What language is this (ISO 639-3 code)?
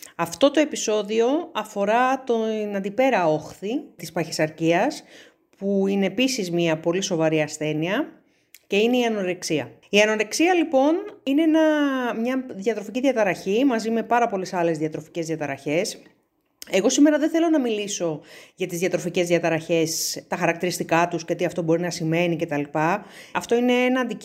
ell